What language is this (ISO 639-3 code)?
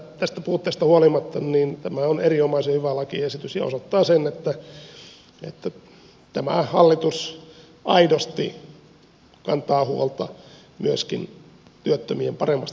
fin